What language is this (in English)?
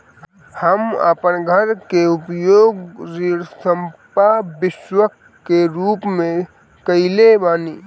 Bhojpuri